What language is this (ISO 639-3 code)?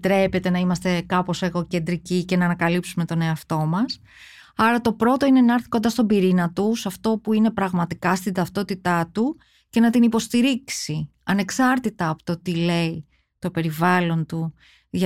ell